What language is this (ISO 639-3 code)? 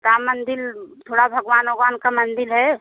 hin